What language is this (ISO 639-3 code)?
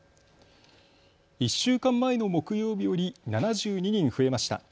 jpn